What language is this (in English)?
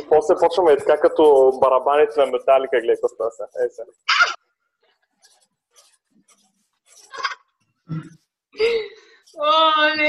Bulgarian